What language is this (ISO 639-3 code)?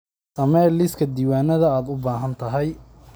som